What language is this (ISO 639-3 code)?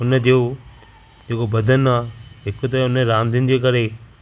snd